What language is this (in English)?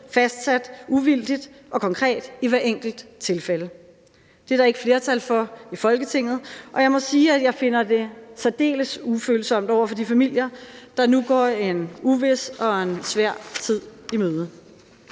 Danish